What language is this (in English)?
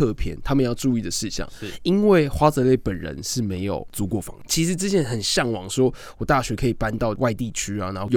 Chinese